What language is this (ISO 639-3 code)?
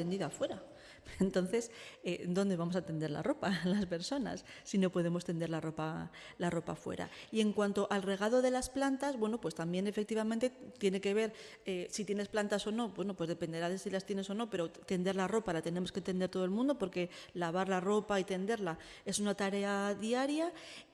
spa